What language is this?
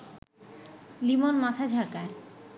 Bangla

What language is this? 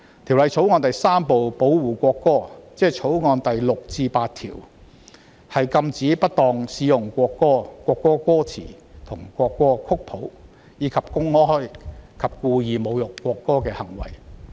Cantonese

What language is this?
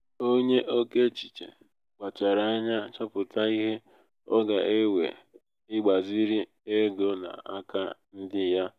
Igbo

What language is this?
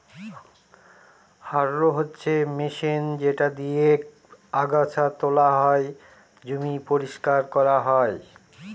Bangla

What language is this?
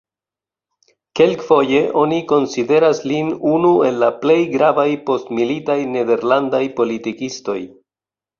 Esperanto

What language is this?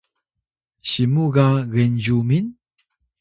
Atayal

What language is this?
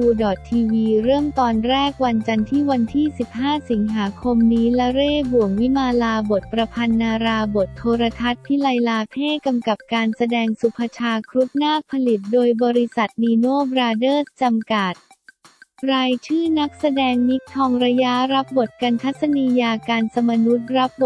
Thai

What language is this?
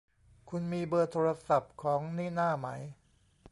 Thai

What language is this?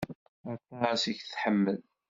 Kabyle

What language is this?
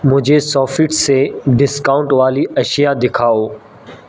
Urdu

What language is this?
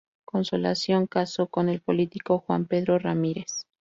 Spanish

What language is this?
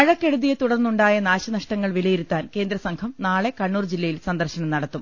Malayalam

